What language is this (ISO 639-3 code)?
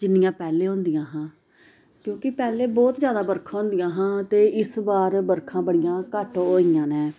doi